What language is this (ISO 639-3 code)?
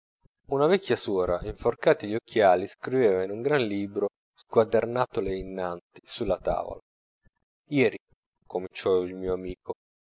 ita